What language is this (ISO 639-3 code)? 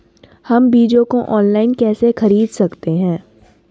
hin